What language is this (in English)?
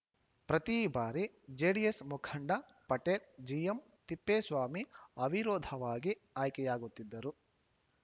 Kannada